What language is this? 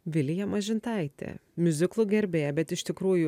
Lithuanian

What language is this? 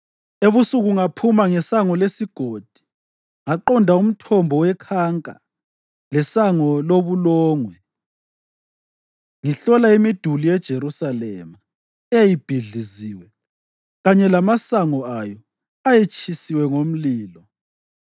North Ndebele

